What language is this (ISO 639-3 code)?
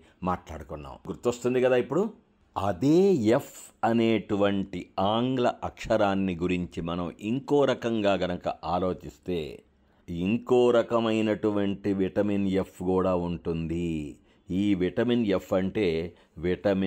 tel